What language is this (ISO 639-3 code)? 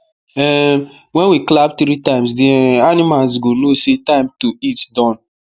pcm